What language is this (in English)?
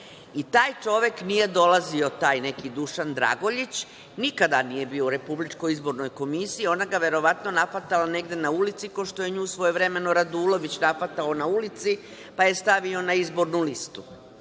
Serbian